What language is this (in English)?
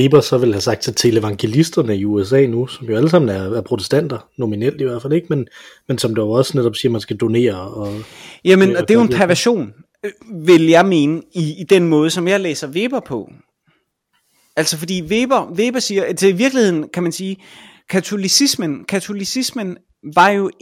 Danish